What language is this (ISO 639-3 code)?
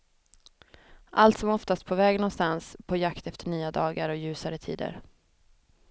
swe